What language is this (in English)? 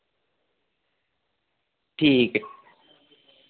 Dogri